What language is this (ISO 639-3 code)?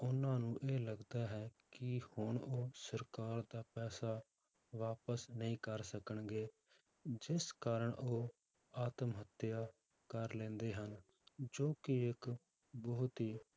pan